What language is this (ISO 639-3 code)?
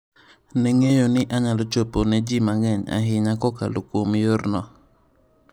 luo